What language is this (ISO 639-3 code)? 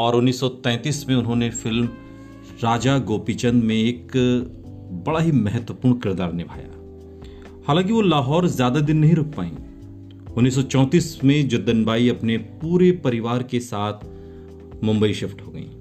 hin